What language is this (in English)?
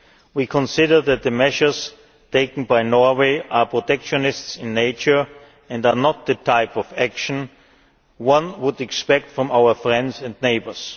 English